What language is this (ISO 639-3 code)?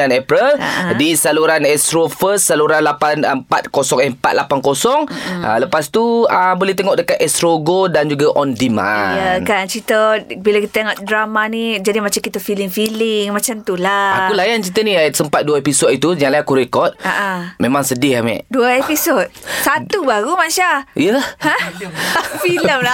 msa